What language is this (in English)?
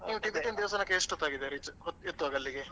Kannada